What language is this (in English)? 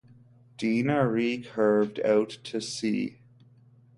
English